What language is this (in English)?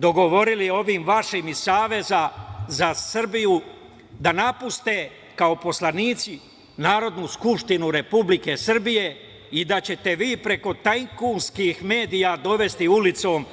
Serbian